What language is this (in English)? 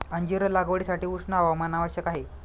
Marathi